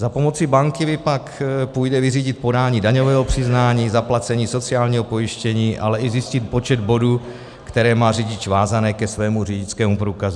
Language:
Czech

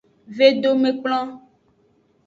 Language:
Aja (Benin)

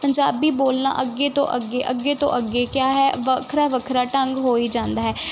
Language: Punjabi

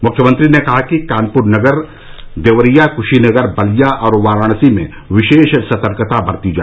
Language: Hindi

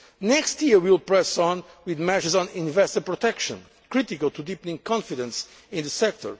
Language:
English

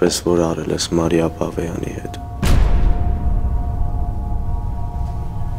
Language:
Romanian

